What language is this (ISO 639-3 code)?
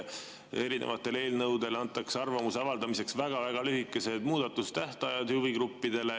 est